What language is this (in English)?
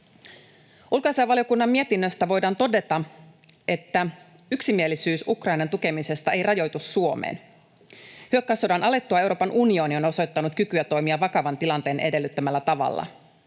Finnish